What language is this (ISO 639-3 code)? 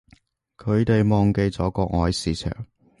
yue